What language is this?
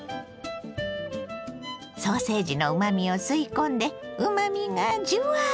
Japanese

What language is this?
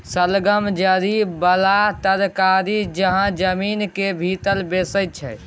Maithili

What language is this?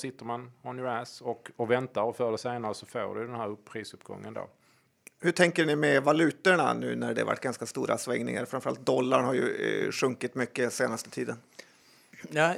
Swedish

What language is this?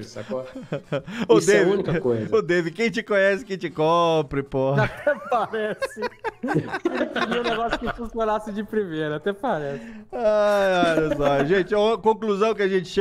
Portuguese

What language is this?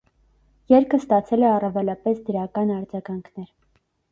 Armenian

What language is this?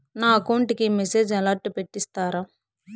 Telugu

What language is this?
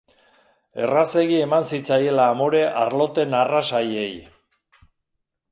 Basque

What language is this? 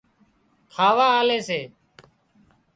Wadiyara Koli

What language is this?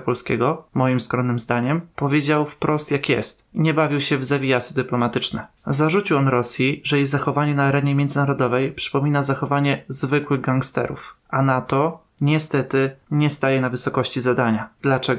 Polish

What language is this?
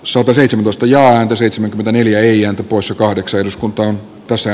Finnish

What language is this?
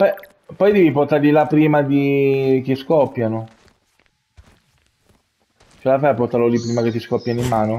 Italian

